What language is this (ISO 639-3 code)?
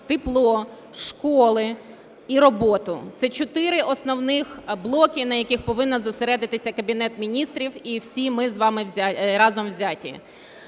ukr